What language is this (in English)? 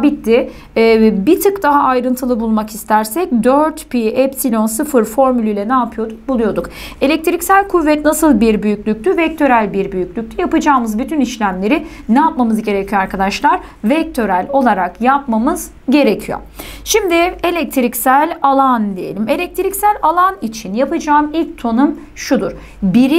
Turkish